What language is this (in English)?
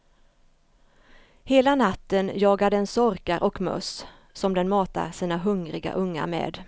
Swedish